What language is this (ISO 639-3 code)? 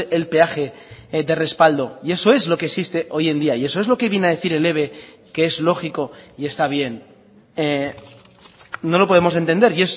spa